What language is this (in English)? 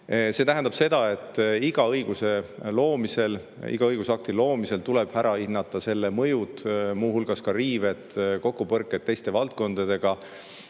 Estonian